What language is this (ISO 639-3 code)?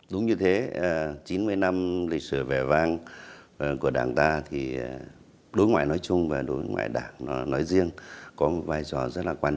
vie